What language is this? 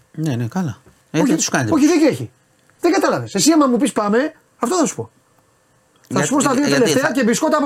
Greek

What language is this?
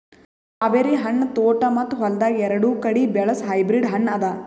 Kannada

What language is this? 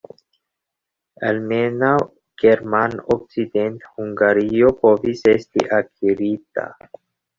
Esperanto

